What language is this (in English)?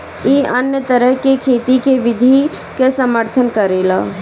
Bhojpuri